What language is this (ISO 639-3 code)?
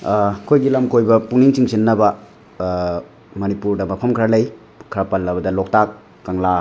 mni